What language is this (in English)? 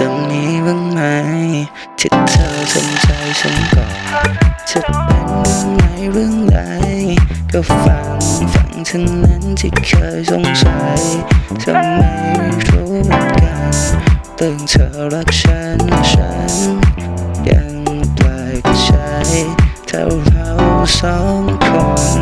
Thai